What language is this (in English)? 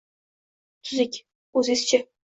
Uzbek